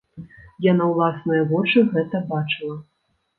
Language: Belarusian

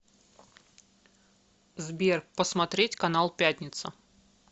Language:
Russian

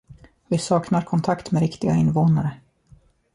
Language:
Swedish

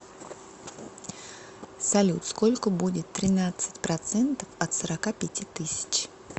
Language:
Russian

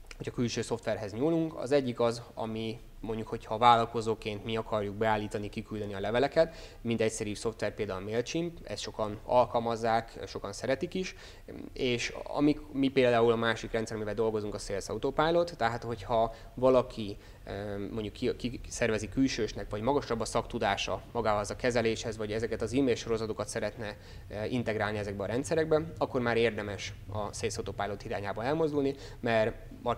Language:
Hungarian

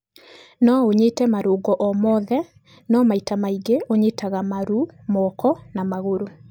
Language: Kikuyu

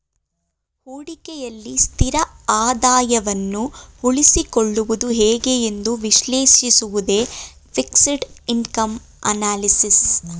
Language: Kannada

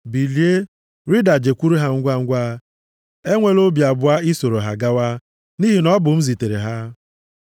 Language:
Igbo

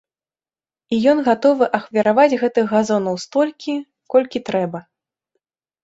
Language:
Belarusian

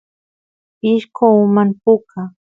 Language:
Santiago del Estero Quichua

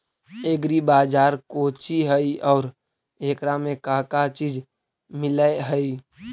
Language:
Magahi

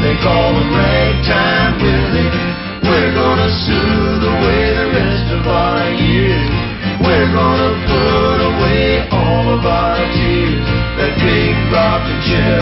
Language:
Slovak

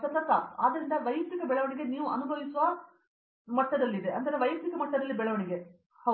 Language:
Kannada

